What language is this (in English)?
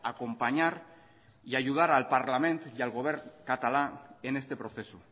Spanish